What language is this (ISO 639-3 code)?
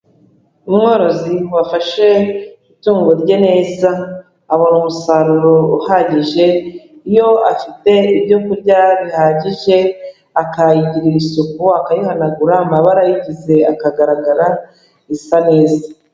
kin